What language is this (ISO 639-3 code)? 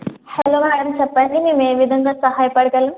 tel